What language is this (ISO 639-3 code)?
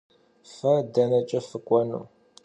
kbd